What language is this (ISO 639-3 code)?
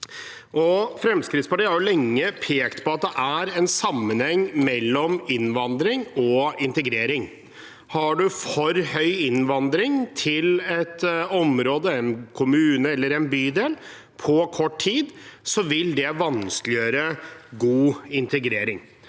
nor